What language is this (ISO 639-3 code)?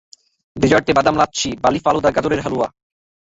ben